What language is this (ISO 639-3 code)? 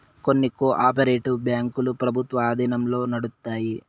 tel